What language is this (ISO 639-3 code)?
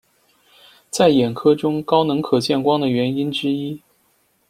zho